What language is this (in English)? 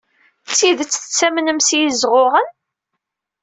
Kabyle